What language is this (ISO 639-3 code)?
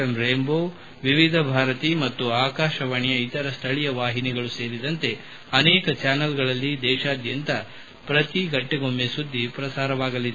kan